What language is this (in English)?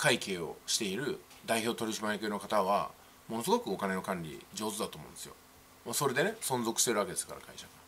Japanese